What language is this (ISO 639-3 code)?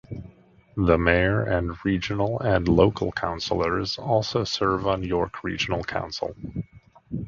eng